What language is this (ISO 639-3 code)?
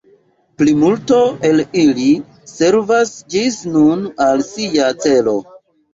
epo